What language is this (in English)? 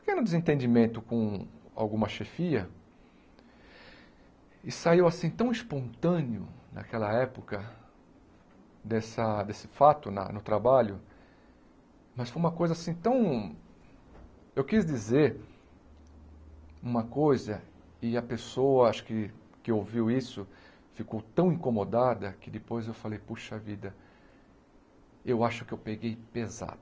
Portuguese